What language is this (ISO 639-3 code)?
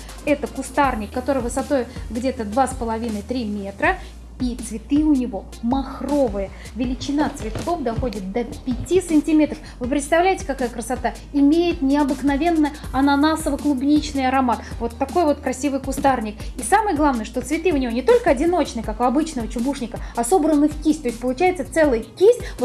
rus